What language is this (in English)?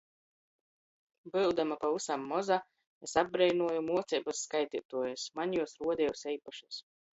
Latgalian